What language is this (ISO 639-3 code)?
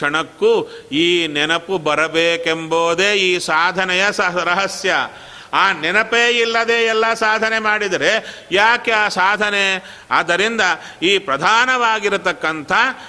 kan